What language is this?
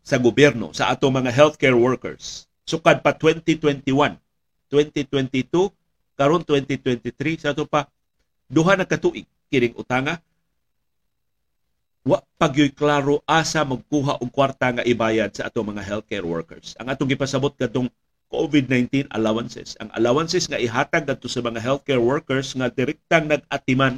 Filipino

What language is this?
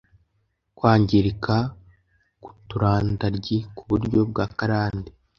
Kinyarwanda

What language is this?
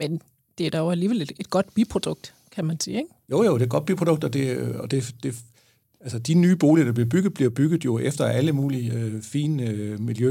Danish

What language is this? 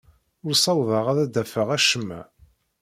Kabyle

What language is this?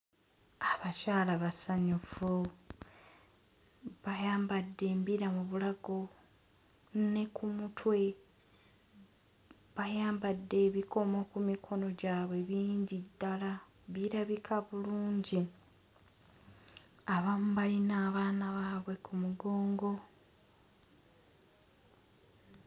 Ganda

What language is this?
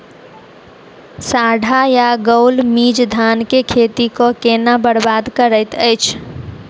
Maithili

